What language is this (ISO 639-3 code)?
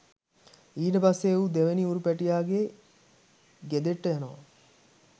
sin